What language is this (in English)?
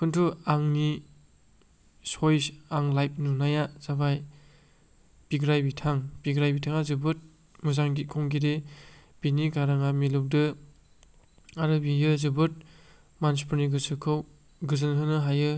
Bodo